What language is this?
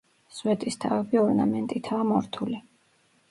Georgian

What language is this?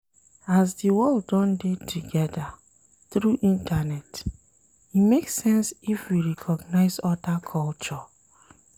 Nigerian Pidgin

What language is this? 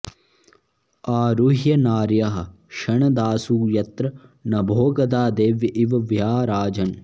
Sanskrit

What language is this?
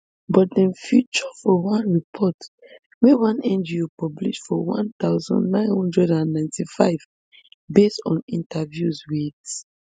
Nigerian Pidgin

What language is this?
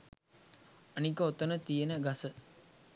Sinhala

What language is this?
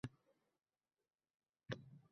Uzbek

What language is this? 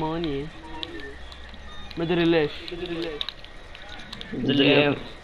Arabic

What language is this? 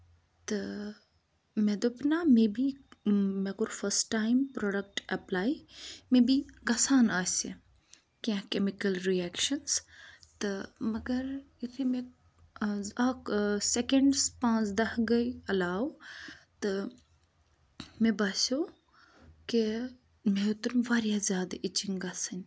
Kashmiri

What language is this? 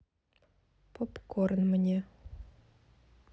Russian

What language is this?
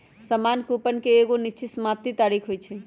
Magahi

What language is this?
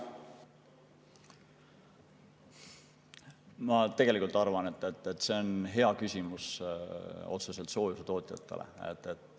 Estonian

